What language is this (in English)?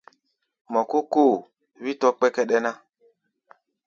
Gbaya